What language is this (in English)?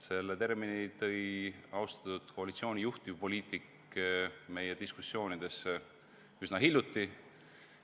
Estonian